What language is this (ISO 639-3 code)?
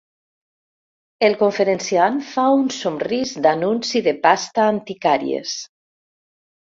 cat